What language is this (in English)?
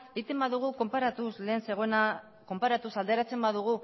Basque